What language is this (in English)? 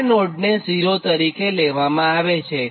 Gujarati